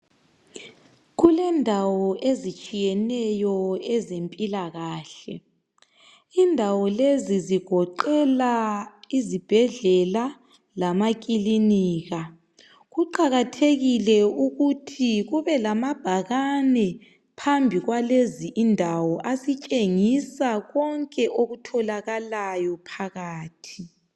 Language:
North Ndebele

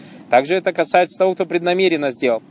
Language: Russian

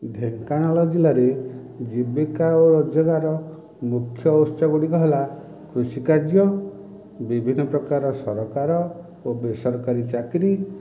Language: Odia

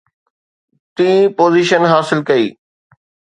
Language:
Sindhi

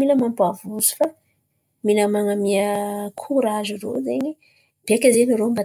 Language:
Antankarana Malagasy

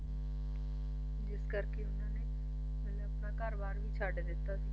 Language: Punjabi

